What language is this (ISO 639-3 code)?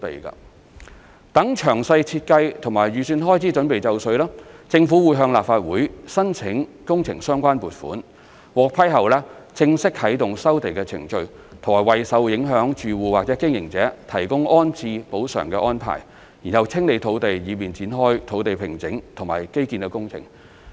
yue